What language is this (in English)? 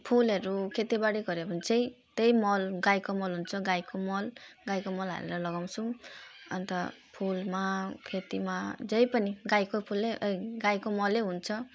Nepali